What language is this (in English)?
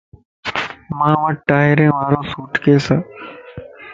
Lasi